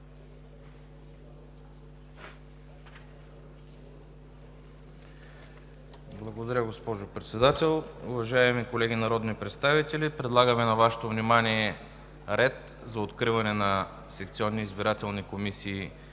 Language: Bulgarian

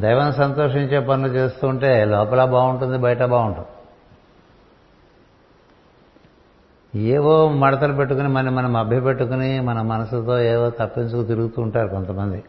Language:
Telugu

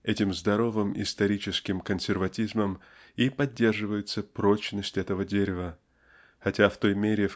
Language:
Russian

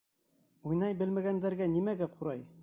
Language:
Bashkir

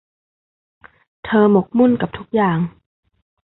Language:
Thai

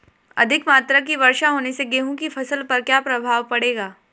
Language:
Hindi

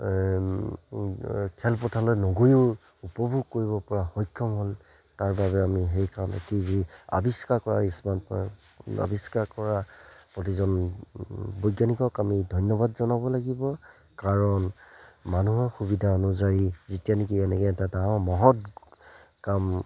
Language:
Assamese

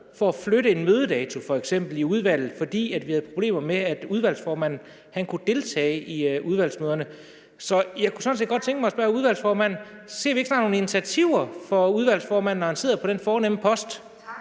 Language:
Danish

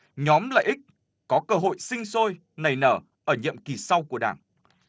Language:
Vietnamese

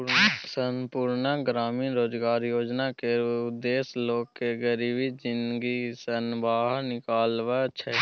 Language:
Maithili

